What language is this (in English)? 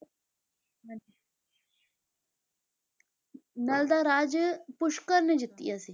Punjabi